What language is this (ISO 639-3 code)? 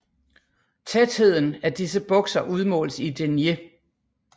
dan